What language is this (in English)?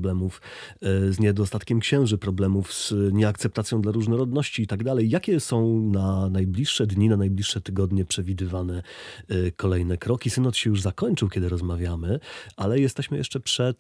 Polish